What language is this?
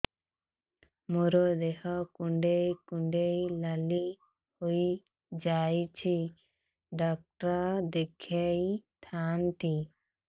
Odia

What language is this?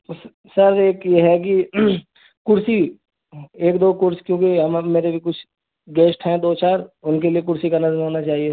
Urdu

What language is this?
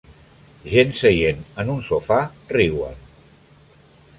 Catalan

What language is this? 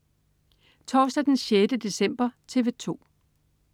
Danish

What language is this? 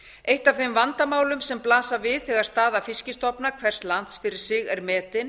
Icelandic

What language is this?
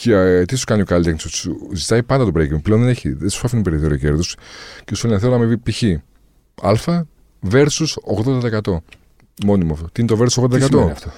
Greek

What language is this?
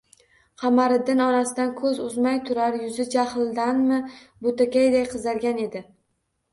Uzbek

